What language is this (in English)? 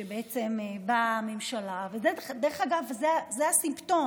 Hebrew